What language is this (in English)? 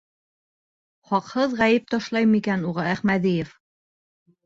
Bashkir